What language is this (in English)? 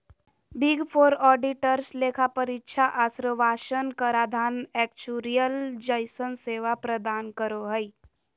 Magahi